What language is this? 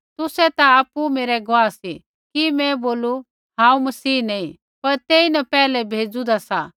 Kullu Pahari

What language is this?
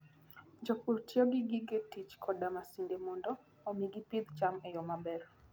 Luo (Kenya and Tanzania)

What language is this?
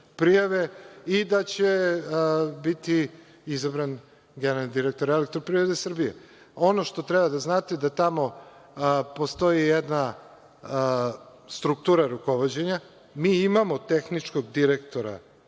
Serbian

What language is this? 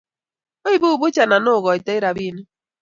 Kalenjin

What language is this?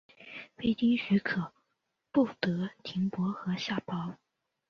Chinese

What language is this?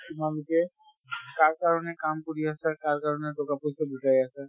Assamese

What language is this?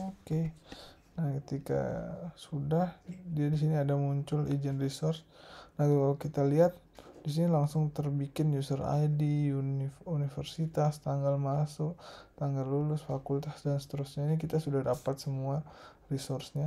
Indonesian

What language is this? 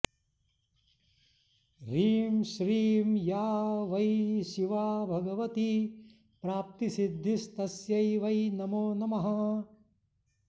Sanskrit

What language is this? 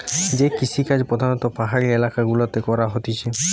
Bangla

